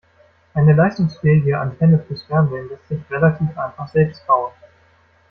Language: German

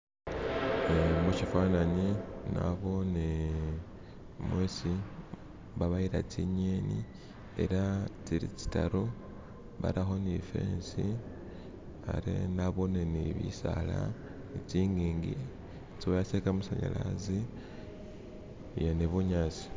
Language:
Masaaba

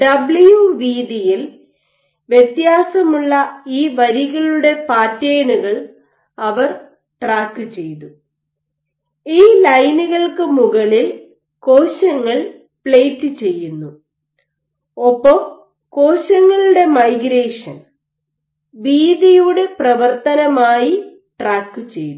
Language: Malayalam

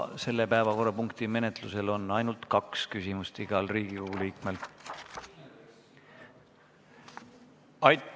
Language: Estonian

